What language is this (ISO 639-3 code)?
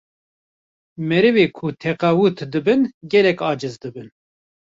kur